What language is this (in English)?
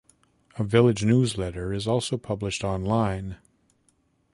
English